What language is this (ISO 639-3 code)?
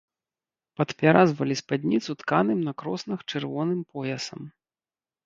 bel